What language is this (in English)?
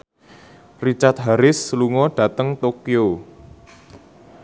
Javanese